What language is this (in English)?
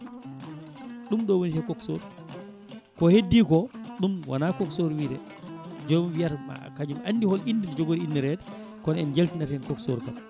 Fula